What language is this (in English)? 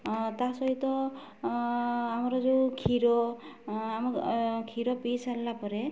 Odia